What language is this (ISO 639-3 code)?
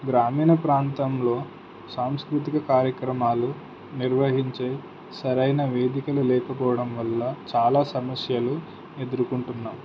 tel